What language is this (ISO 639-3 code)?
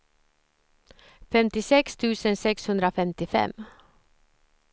swe